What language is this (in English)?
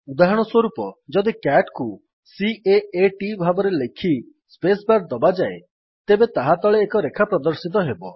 Odia